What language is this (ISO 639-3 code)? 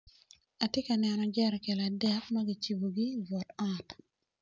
ach